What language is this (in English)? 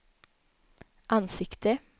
Swedish